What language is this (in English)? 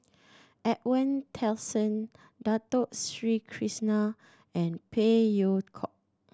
English